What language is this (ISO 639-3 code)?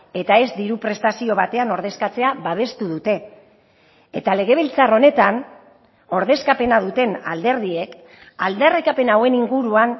eus